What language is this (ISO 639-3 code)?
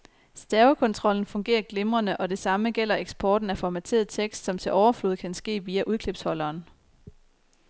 dan